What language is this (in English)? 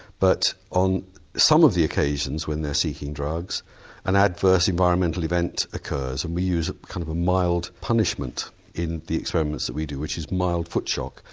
English